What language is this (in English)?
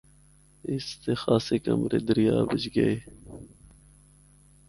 Northern Hindko